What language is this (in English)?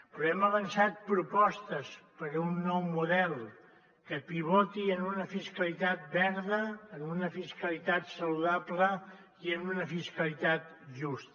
Catalan